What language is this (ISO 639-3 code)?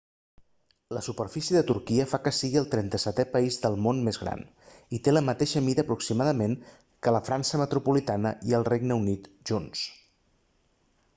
cat